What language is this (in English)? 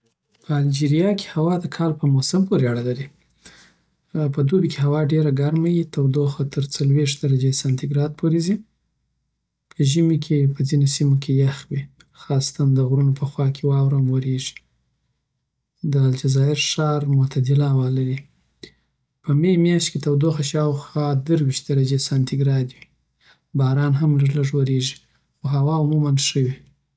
Southern Pashto